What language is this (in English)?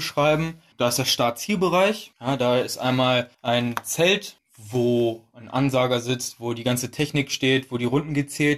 German